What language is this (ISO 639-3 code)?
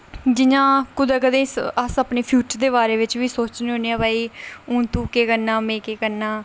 doi